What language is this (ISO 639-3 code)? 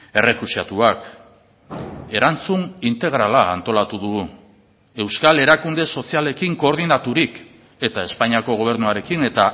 eus